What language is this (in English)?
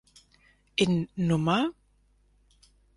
German